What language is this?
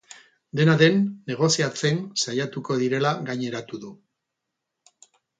Basque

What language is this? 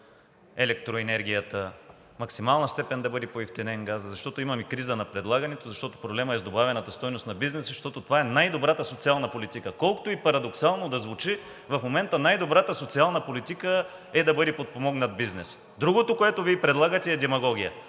Bulgarian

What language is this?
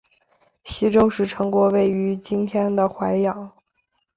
Chinese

